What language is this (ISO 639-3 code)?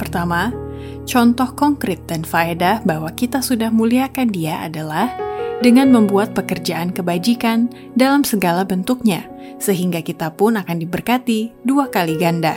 ind